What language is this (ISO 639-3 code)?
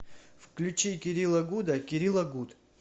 rus